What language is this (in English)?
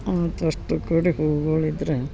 Kannada